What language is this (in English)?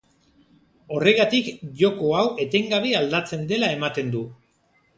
Basque